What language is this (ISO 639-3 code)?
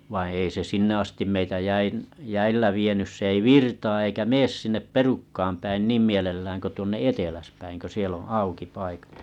fin